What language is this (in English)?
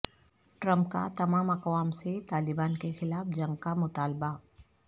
Urdu